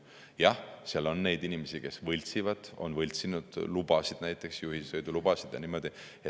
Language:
Estonian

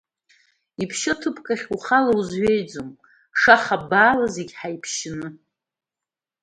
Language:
Abkhazian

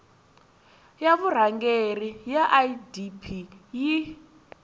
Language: Tsonga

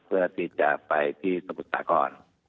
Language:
Thai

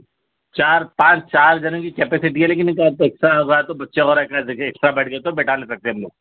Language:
Urdu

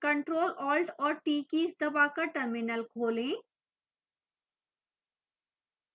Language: Hindi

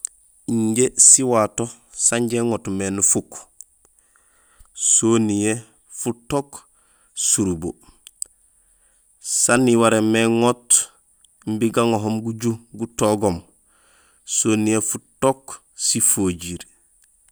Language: Gusilay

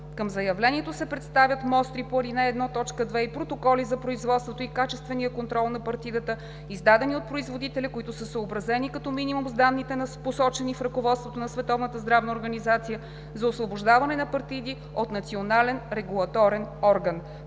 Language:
Bulgarian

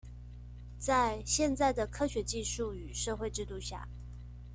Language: Chinese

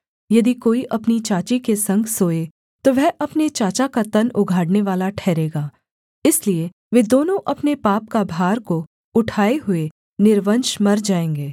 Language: Hindi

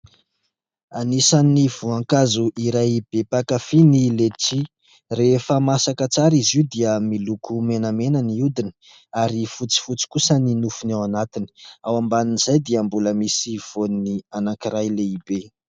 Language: Malagasy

